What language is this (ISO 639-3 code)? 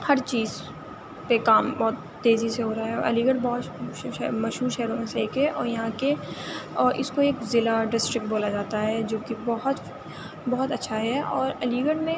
urd